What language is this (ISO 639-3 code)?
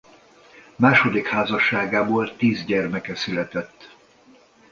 hun